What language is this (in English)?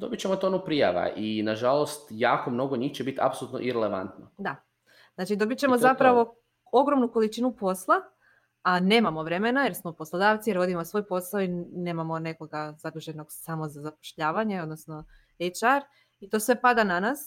Croatian